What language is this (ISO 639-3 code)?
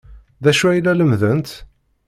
kab